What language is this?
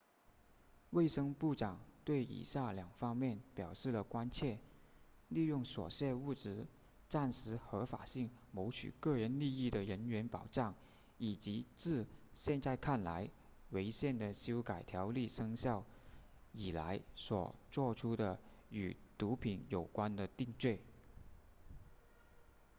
Chinese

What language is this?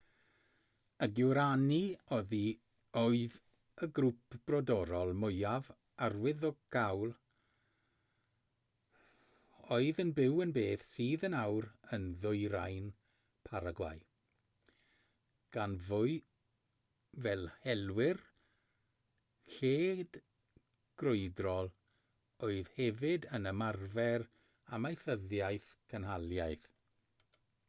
Welsh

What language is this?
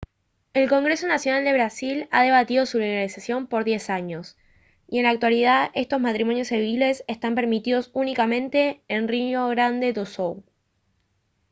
Spanish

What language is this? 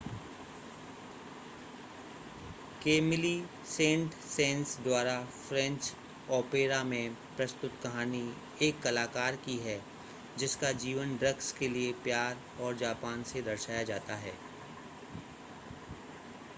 Hindi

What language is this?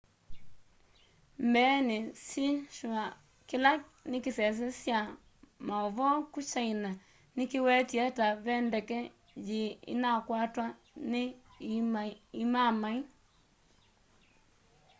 Kamba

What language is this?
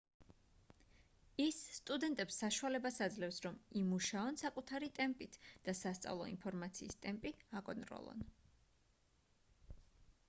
Georgian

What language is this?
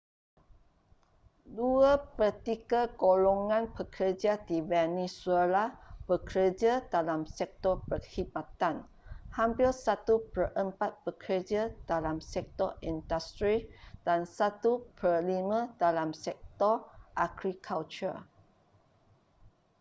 Malay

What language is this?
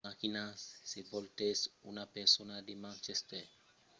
Occitan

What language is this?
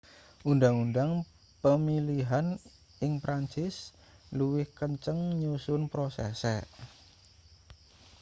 Javanese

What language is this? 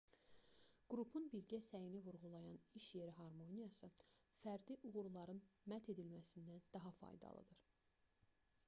Azerbaijani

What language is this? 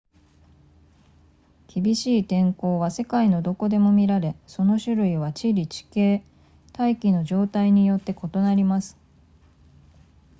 Japanese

